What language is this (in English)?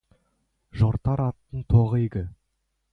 Kazakh